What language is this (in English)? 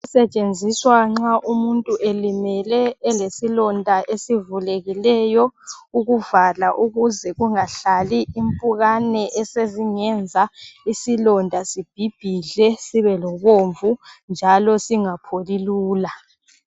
North Ndebele